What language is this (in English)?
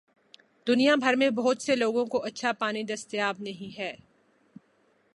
Urdu